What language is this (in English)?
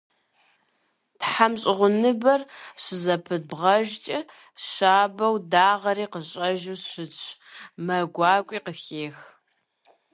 Kabardian